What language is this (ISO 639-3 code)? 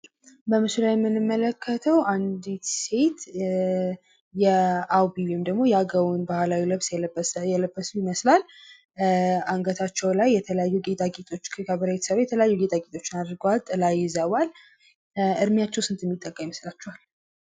amh